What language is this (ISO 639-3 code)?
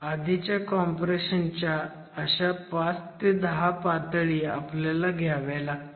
mar